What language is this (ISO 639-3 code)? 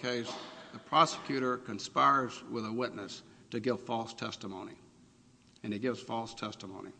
eng